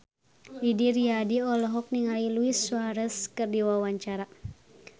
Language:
Sundanese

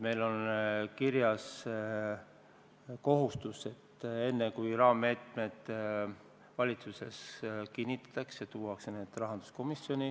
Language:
Estonian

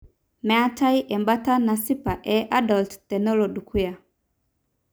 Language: Masai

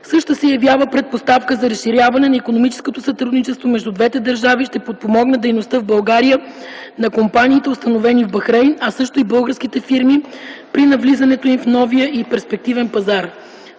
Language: Bulgarian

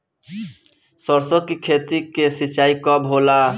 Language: Bhojpuri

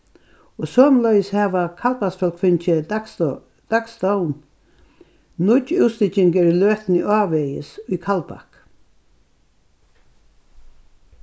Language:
Faroese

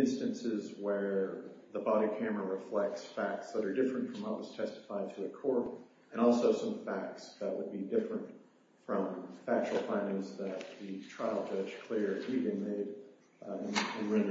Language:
English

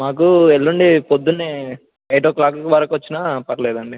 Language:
Telugu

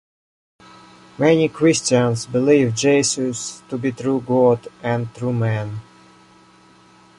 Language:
English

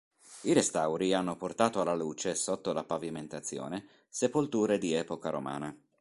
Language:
Italian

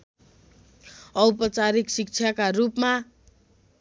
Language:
Nepali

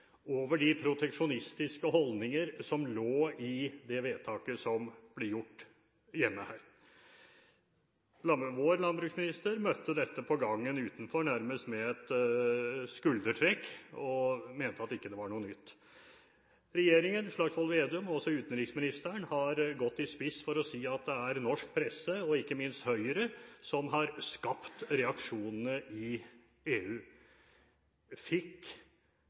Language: Norwegian Bokmål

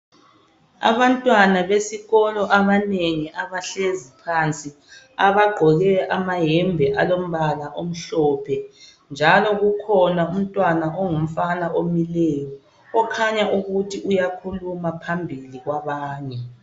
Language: North Ndebele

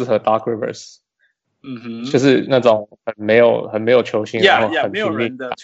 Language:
Chinese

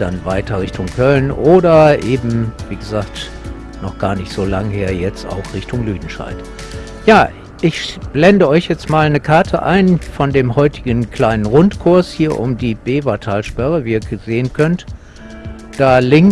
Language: German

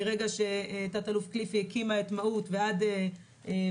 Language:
Hebrew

